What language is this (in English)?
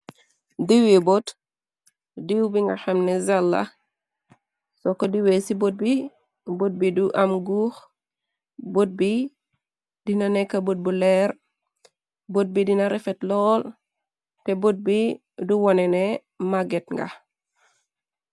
Wolof